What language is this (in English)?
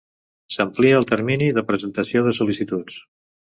Catalan